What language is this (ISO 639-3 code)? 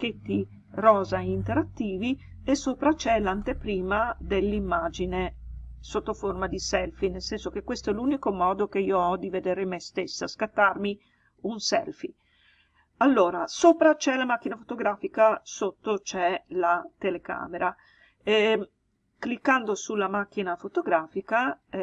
ita